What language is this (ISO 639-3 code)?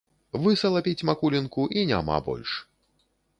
bel